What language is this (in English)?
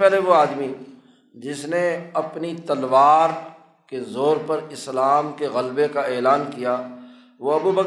Urdu